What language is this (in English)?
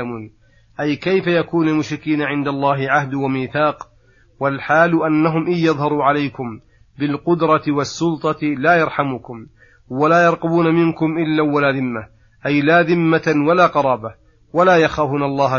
Arabic